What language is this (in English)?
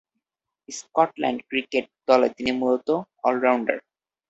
Bangla